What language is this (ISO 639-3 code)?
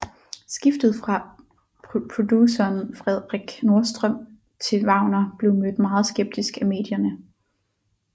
dan